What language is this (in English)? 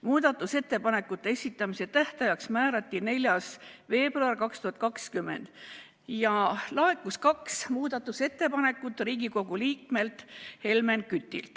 Estonian